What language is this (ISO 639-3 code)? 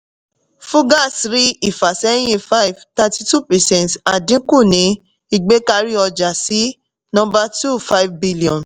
yor